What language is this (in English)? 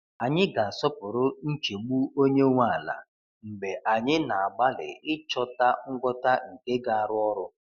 Igbo